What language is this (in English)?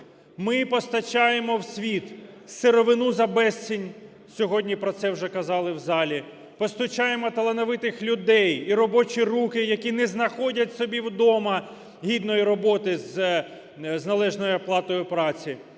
Ukrainian